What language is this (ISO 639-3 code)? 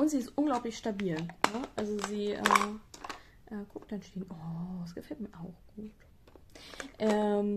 deu